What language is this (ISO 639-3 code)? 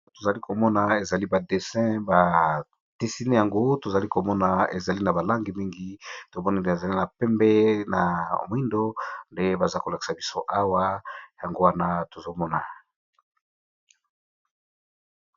lin